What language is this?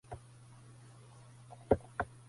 Arabic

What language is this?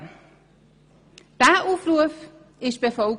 Swiss German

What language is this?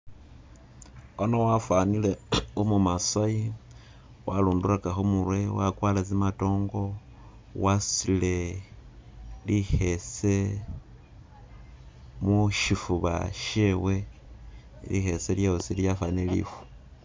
Masaaba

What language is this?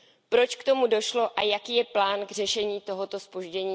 Czech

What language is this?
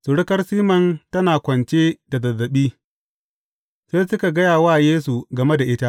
Hausa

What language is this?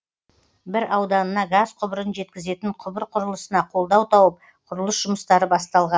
Kazakh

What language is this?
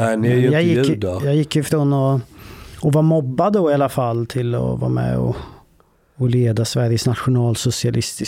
Swedish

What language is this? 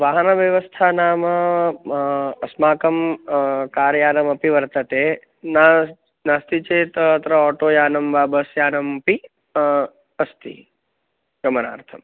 Sanskrit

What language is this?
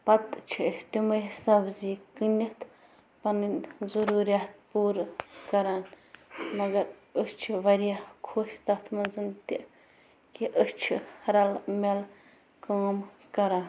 Kashmiri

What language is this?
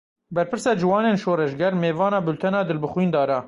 Kurdish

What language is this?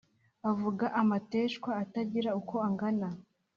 Kinyarwanda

